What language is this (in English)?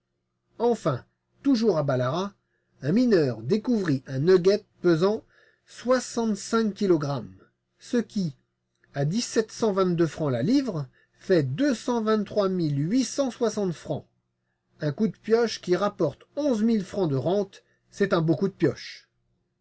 French